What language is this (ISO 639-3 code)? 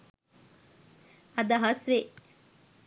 sin